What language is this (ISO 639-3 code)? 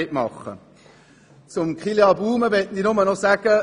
gsw